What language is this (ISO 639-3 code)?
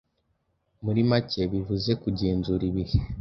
kin